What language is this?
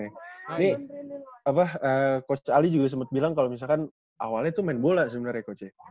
Indonesian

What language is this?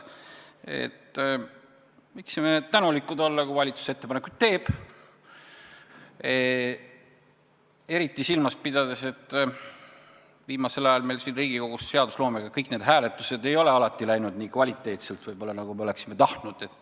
Estonian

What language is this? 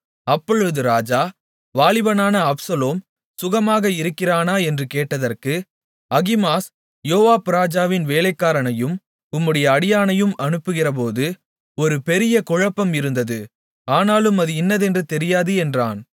Tamil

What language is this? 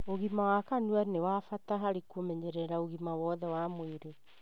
Kikuyu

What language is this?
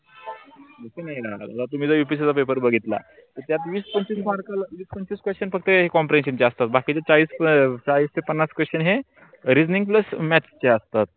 Marathi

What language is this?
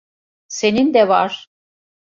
Turkish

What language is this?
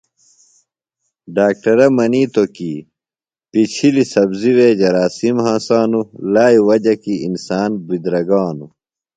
Phalura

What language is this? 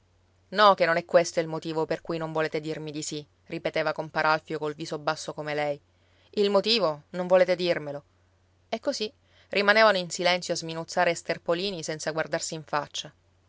Italian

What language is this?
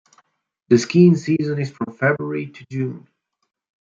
English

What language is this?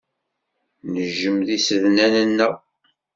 Kabyle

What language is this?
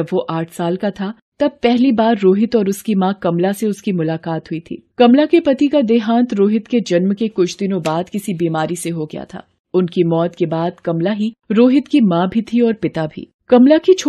Hindi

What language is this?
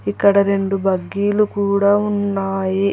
Telugu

